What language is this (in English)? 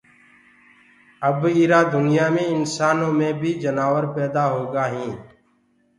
Gurgula